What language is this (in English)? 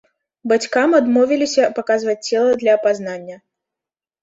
Belarusian